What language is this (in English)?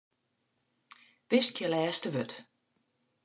Western Frisian